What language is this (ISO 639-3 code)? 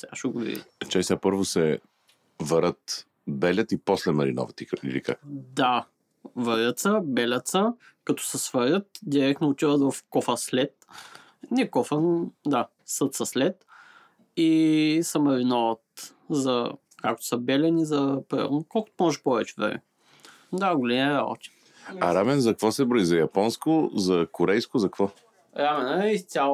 bul